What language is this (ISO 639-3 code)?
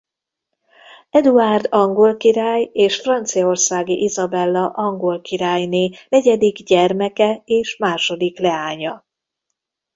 hun